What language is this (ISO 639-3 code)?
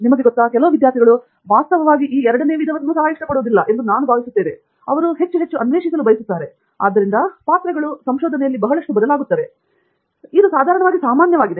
kan